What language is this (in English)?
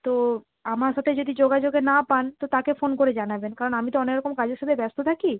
Bangla